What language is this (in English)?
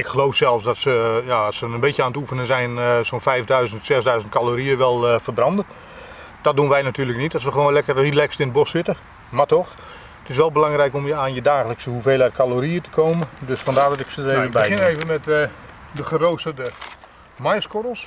Dutch